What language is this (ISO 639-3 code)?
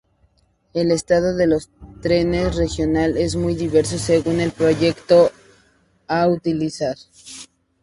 spa